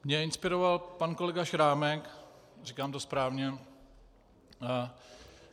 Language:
Czech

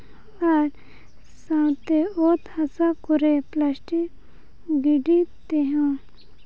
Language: Santali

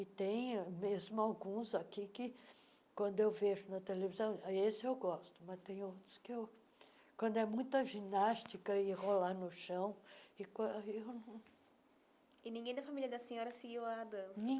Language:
Portuguese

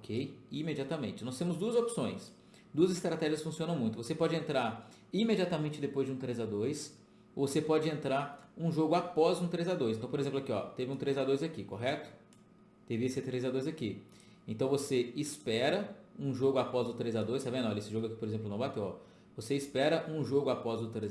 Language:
Portuguese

